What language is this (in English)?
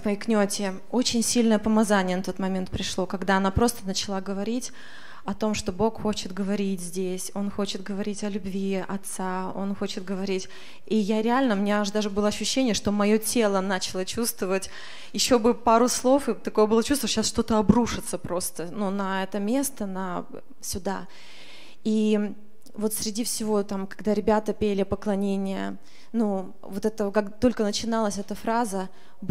Russian